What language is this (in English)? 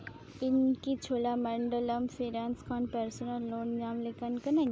Santali